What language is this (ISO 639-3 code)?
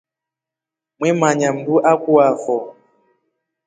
rof